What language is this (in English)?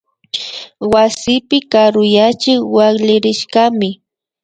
Imbabura Highland Quichua